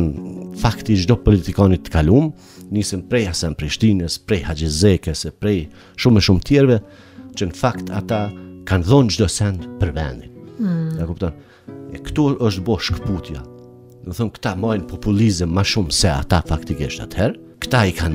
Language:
Romanian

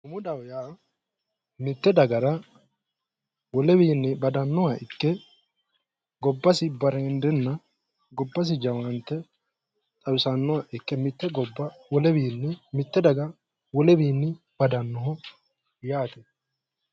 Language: Sidamo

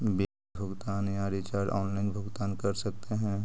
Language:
Magahi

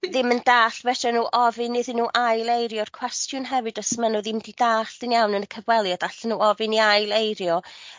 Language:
Welsh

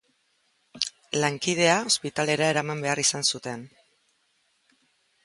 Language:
Basque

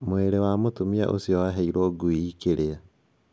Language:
Kikuyu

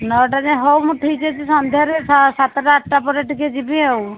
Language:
Odia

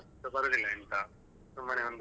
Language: Kannada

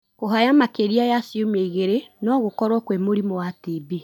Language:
Kikuyu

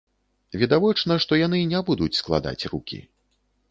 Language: Belarusian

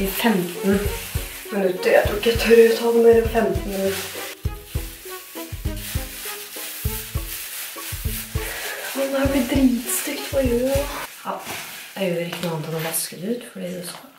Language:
Norwegian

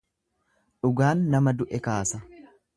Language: Oromo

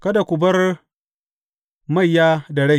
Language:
Hausa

